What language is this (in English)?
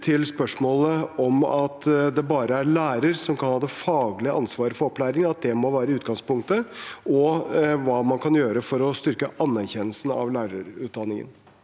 Norwegian